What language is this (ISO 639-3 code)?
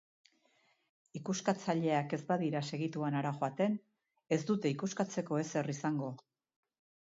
eus